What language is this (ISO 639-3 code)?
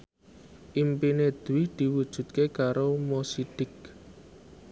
jav